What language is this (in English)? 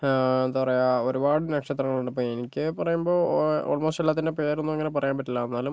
Malayalam